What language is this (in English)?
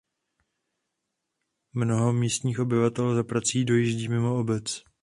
Czech